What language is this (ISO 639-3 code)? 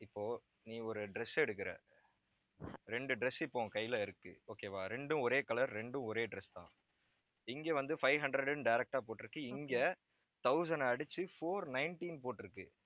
tam